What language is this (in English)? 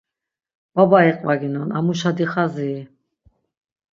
Laz